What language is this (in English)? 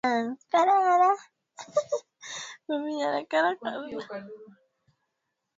Swahili